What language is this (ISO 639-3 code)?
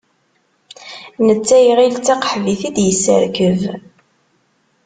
kab